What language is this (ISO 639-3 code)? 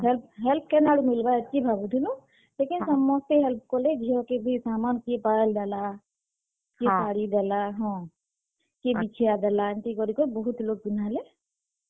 ori